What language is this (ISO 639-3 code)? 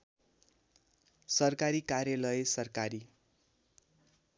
nep